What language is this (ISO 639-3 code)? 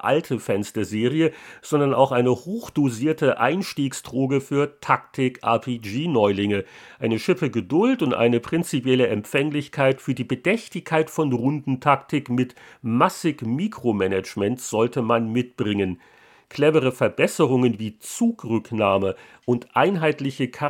deu